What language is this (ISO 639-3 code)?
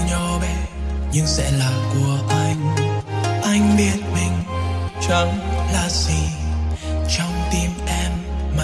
vie